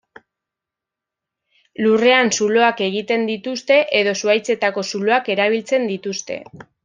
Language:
Basque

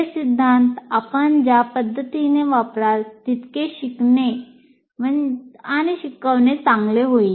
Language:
Marathi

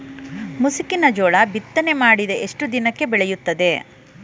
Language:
Kannada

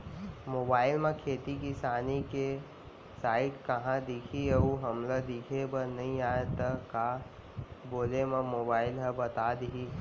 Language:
Chhattisgarhi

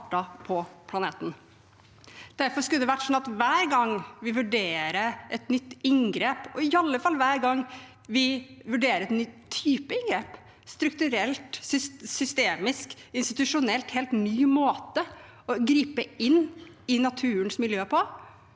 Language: Norwegian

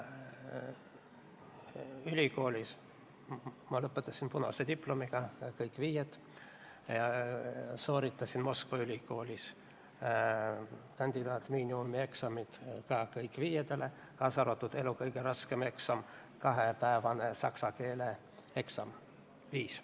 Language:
Estonian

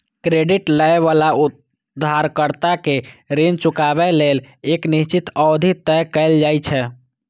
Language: Maithili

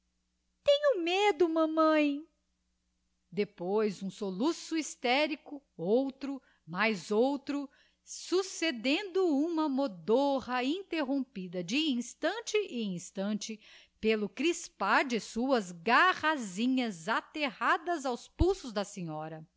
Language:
Portuguese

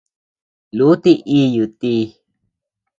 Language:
Tepeuxila Cuicatec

